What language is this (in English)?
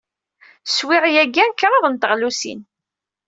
Kabyle